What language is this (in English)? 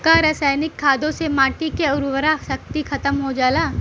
Bhojpuri